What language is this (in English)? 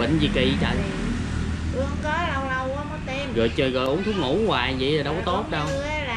Vietnamese